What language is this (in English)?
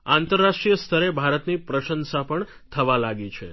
Gujarati